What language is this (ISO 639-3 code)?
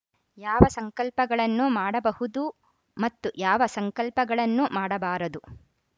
kan